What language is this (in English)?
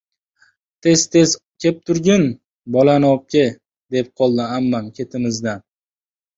Uzbek